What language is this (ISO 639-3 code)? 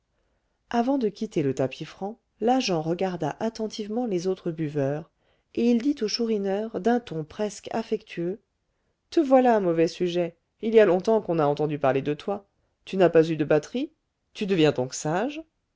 fra